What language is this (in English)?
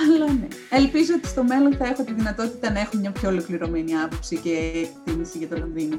Greek